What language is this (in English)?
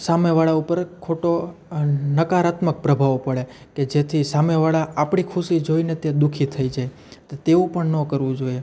Gujarati